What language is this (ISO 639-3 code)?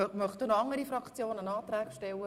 gsw